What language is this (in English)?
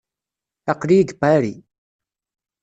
Kabyle